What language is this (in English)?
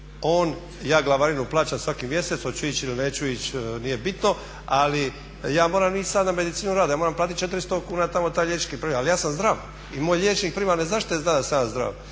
Croatian